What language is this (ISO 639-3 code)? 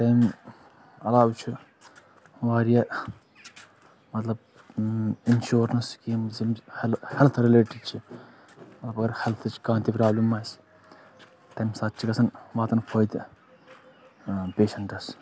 kas